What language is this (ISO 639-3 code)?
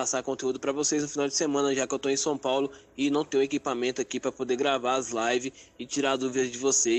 por